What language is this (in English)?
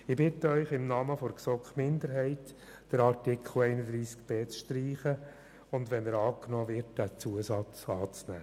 Swiss German